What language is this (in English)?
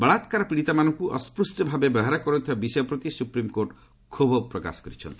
Odia